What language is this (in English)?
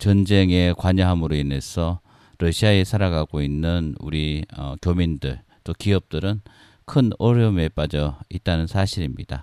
Korean